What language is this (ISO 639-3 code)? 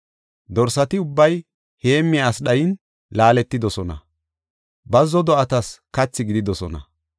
gof